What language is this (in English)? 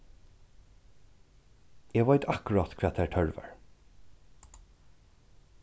Faroese